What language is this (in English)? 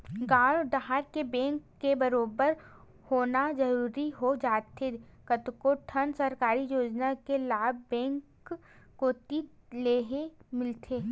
Chhattisgarhi